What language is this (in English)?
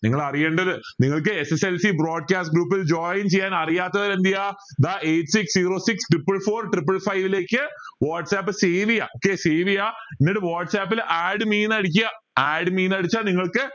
Malayalam